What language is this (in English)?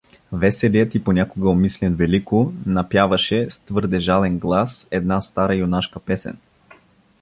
Bulgarian